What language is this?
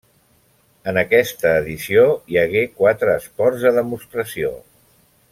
Catalan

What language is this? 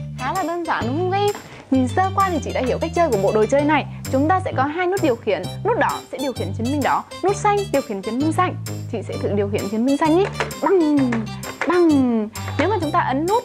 Vietnamese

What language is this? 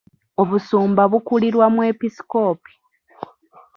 Ganda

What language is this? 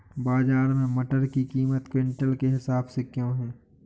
Hindi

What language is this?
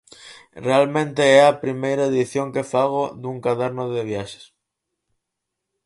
Galician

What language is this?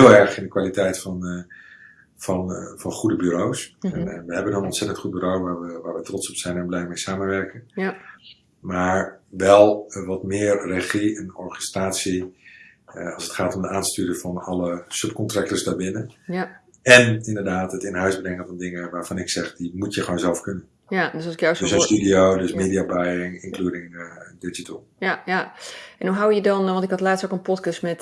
Dutch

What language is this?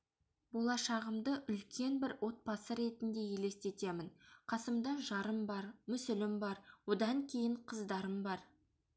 Kazakh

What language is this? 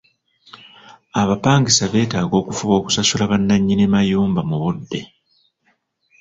Ganda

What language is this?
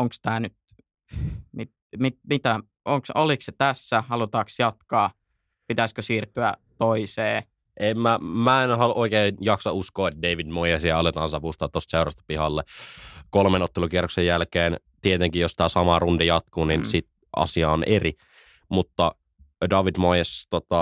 Finnish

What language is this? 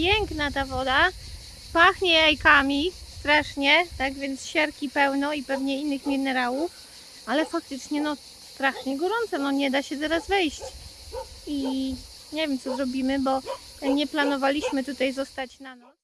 Polish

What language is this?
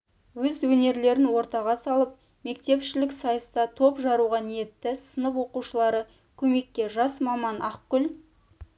Kazakh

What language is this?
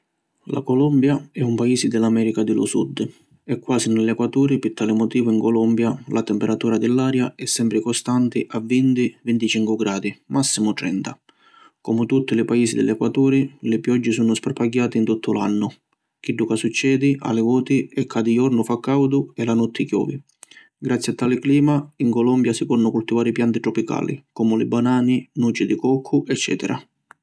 Sicilian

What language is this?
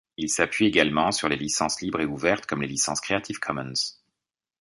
French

